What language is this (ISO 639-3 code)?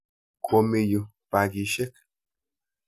kln